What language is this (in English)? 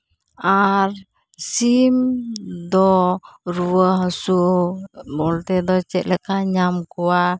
Santali